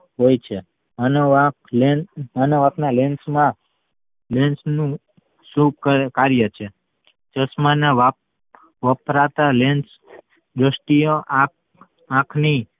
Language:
Gujarati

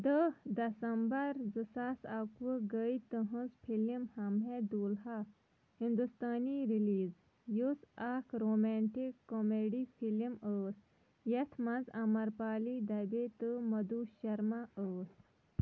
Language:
Kashmiri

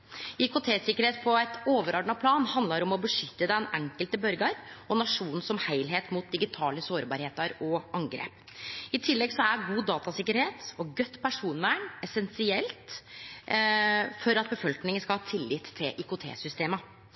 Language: Norwegian Nynorsk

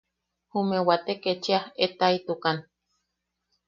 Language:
Yaqui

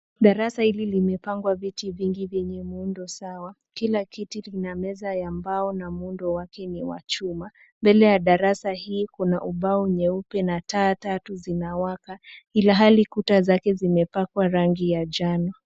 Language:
Swahili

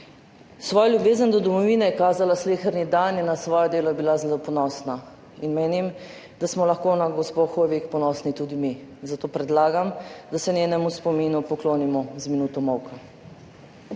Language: Slovenian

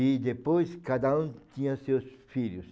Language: Portuguese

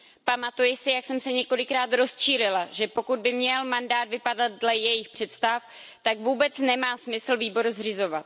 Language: Czech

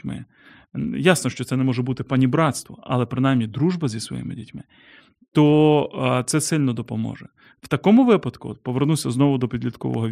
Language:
Ukrainian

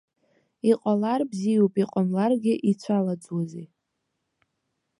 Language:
Abkhazian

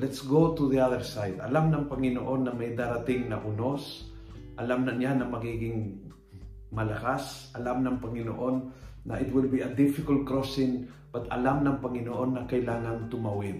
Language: Filipino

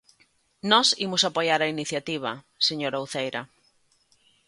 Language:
Galician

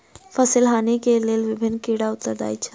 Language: Maithili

